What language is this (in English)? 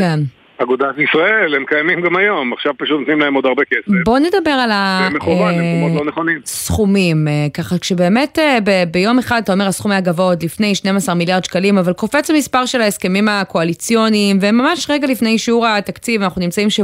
Hebrew